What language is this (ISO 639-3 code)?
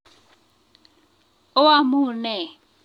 kln